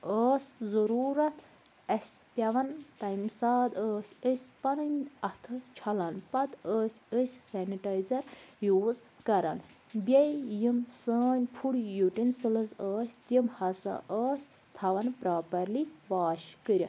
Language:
Kashmiri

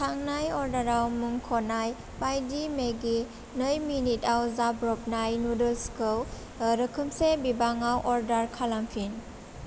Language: Bodo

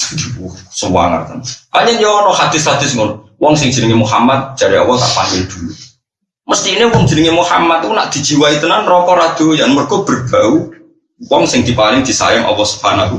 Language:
Indonesian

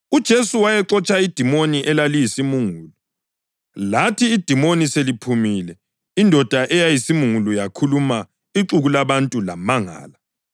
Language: North Ndebele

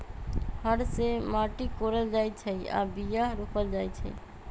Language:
Magahi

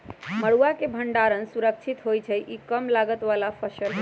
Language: Magahi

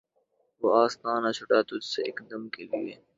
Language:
Urdu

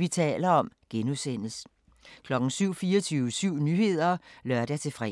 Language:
Danish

